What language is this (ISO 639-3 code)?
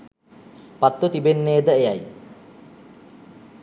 sin